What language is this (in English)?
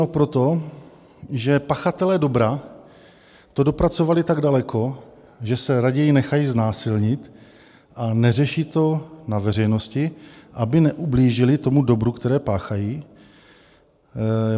Czech